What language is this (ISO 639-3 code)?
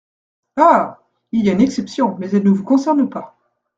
fra